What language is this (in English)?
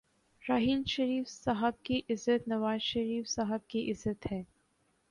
Urdu